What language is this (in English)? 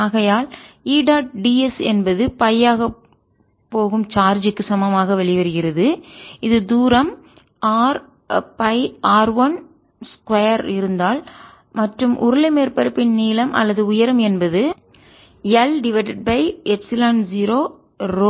Tamil